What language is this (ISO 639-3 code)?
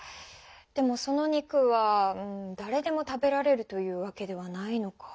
jpn